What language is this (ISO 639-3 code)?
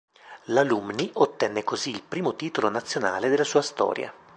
ita